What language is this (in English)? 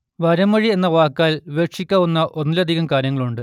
Malayalam